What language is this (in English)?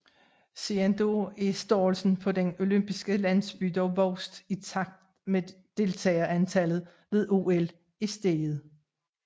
Danish